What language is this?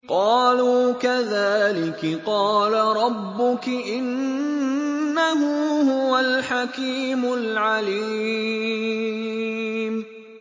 Arabic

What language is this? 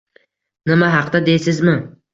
Uzbek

